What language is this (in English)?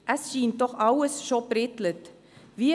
Swiss German